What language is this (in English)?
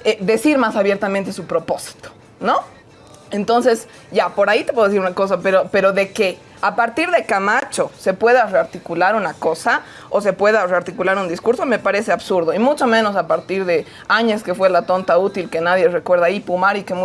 Spanish